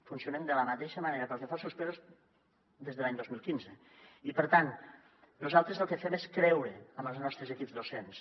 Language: Catalan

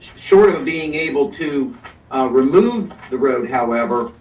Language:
English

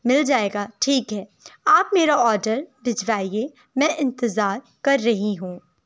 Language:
Urdu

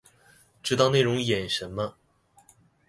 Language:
Chinese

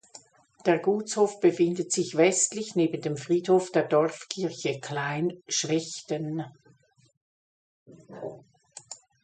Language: German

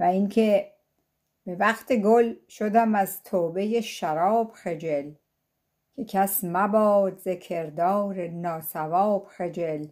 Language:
Persian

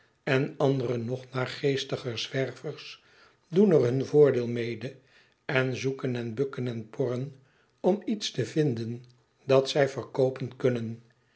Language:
Dutch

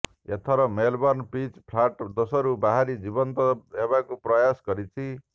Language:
Odia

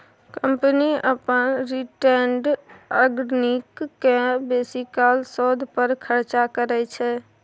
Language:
Maithili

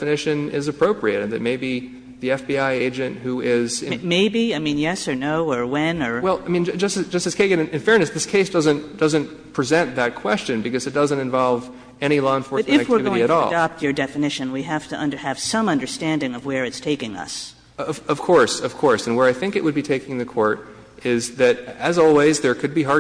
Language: English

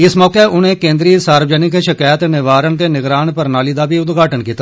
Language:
Dogri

